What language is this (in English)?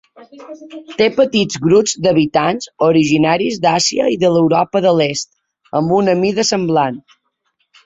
Catalan